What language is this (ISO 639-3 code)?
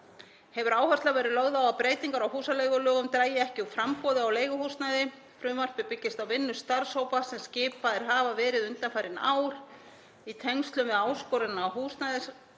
isl